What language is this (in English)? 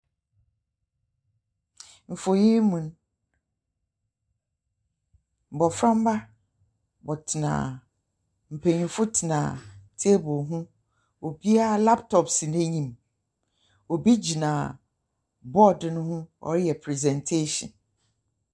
Akan